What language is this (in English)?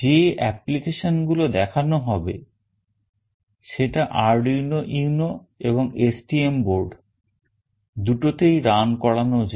Bangla